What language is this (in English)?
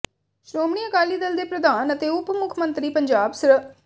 Punjabi